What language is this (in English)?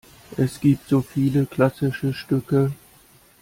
German